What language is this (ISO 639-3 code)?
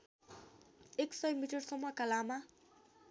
nep